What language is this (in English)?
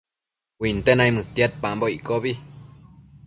Matsés